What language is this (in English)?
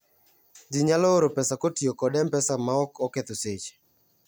Luo (Kenya and Tanzania)